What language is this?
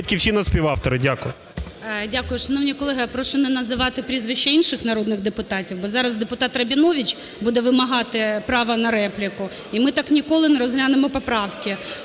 Ukrainian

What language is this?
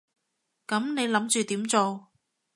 Cantonese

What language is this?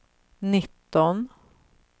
Swedish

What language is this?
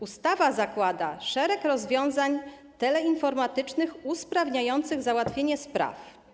Polish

